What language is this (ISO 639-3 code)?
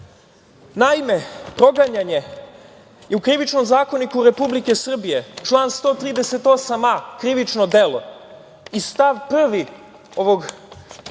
srp